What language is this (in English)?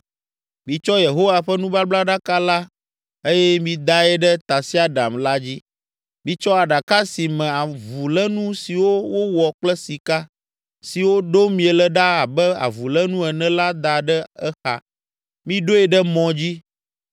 Ewe